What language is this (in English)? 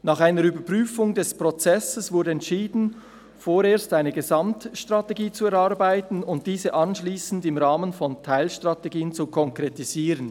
Swiss German